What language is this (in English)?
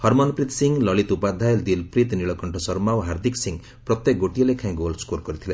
Odia